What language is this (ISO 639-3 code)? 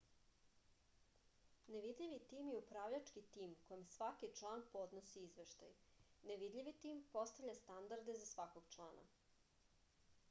srp